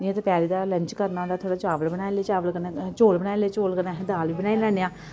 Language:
Dogri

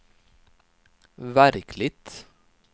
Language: Swedish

